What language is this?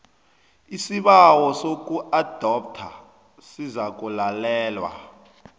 South Ndebele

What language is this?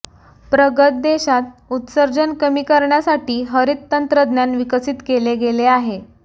Marathi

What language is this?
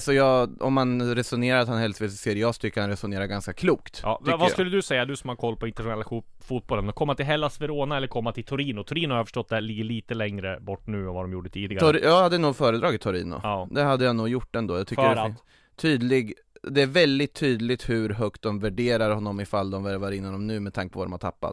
Swedish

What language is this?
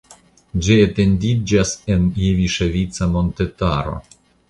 Esperanto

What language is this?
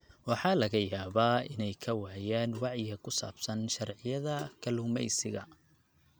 Somali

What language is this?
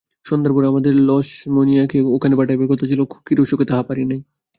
Bangla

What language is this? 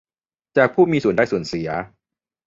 Thai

